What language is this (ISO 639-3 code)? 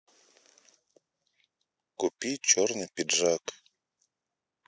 rus